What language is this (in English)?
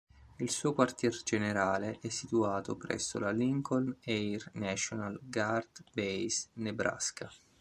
Italian